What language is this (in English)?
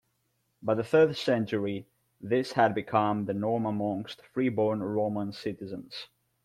English